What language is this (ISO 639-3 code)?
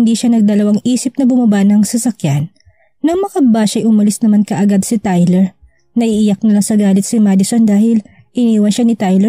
fil